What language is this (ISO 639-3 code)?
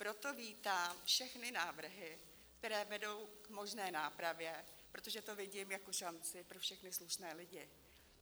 ces